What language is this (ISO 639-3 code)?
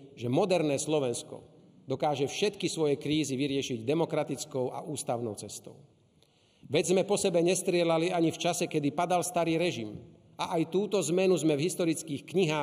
slk